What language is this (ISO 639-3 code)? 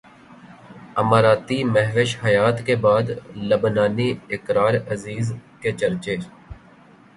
urd